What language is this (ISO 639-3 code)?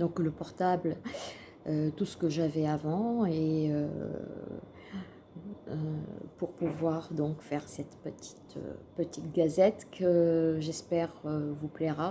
fra